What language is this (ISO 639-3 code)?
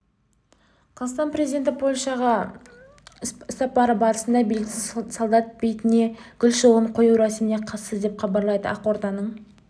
kaz